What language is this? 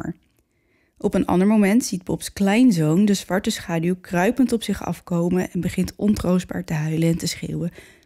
Dutch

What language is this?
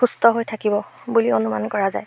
Assamese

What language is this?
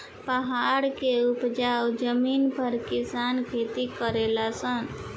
Bhojpuri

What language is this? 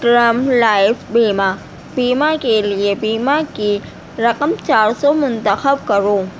Urdu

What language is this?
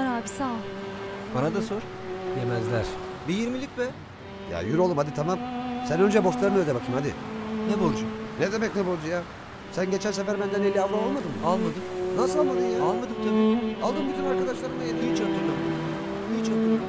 Turkish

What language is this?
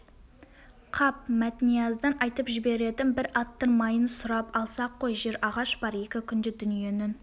Kazakh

